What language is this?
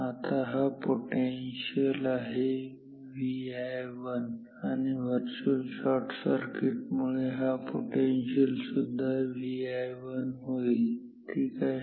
Marathi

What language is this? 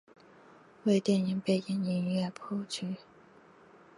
Chinese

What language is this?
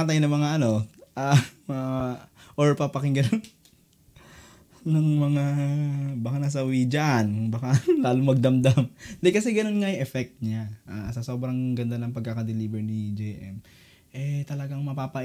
Filipino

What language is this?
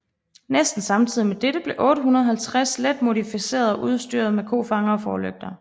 Danish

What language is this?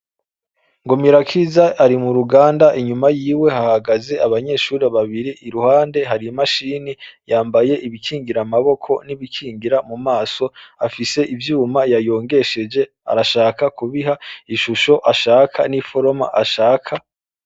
Rundi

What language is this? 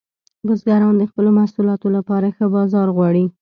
Pashto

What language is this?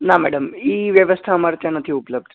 Gujarati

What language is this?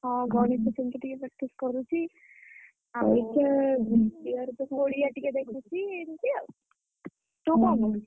Odia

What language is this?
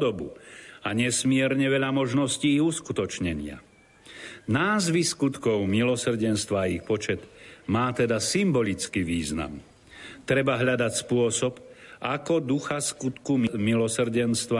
Slovak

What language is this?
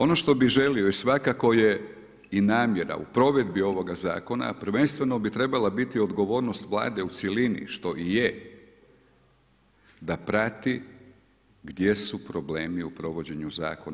Croatian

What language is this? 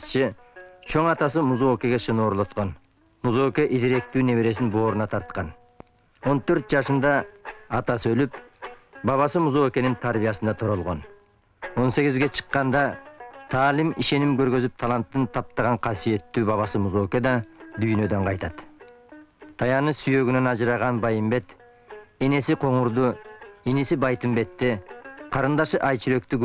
Turkish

